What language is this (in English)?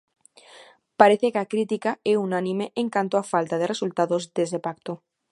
Galician